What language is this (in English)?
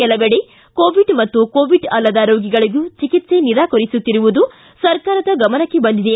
Kannada